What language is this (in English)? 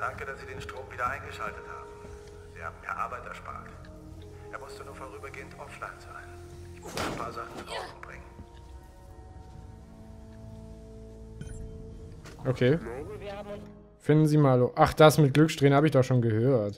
German